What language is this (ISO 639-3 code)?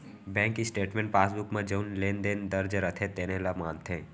hne